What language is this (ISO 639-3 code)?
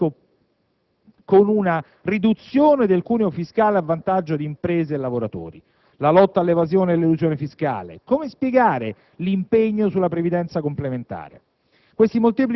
ita